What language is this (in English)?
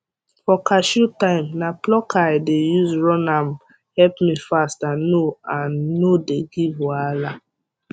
Nigerian Pidgin